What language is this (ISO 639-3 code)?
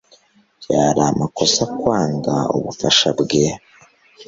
kin